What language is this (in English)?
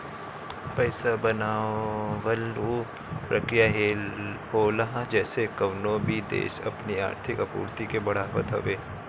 Bhojpuri